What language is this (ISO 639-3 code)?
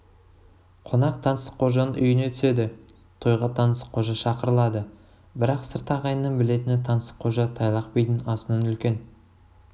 kaz